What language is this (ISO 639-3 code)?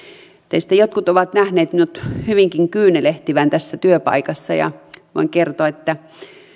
fin